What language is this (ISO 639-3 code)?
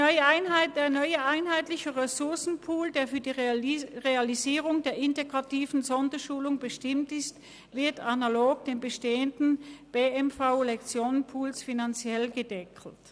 gsw